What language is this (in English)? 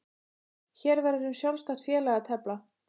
Icelandic